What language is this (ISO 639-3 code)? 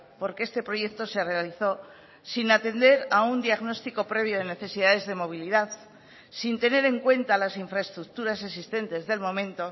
spa